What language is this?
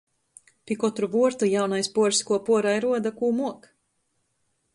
Latgalian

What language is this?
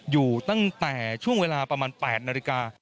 Thai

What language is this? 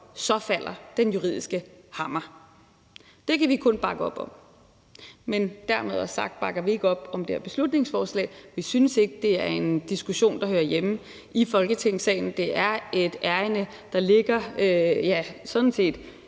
Danish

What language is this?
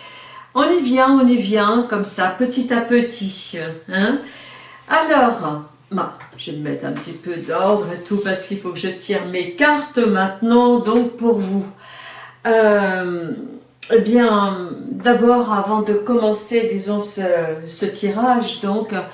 French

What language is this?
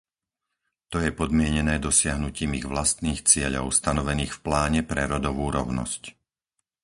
Slovak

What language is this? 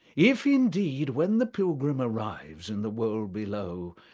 English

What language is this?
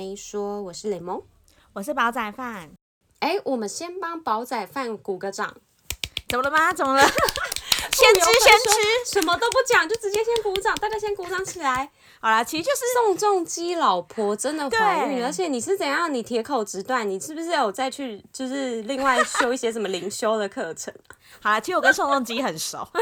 Chinese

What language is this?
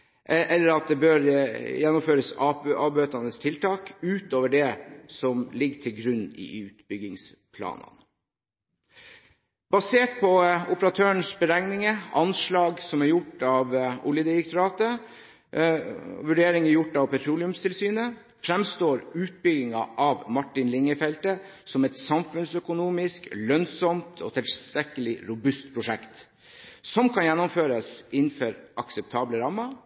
Norwegian Bokmål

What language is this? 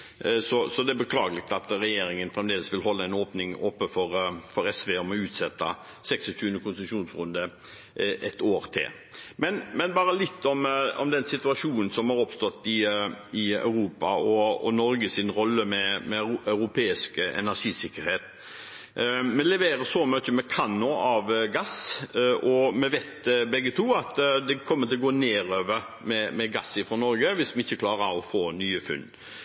Norwegian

